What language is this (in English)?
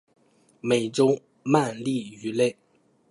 Chinese